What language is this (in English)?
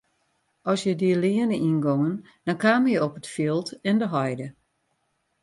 Western Frisian